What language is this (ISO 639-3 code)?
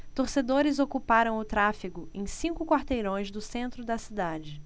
por